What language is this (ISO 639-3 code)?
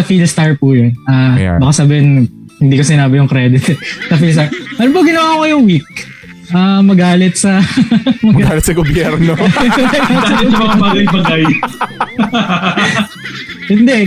fil